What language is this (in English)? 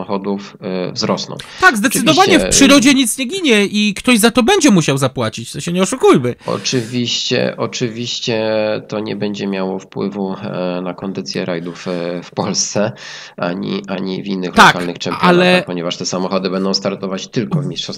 Polish